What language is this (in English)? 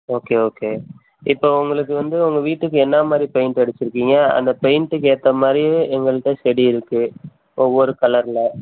Tamil